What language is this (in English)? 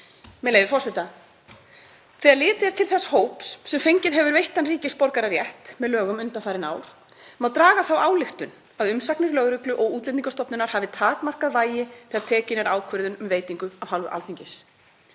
Icelandic